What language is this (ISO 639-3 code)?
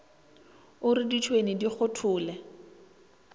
nso